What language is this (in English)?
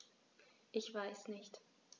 German